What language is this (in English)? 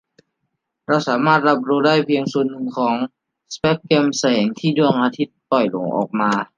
Thai